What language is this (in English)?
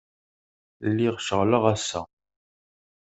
Kabyle